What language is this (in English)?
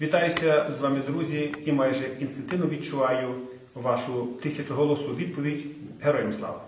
Ukrainian